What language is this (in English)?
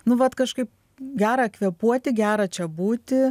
Lithuanian